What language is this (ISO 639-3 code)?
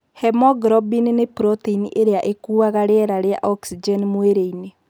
kik